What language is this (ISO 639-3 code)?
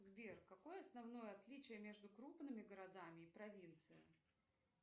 rus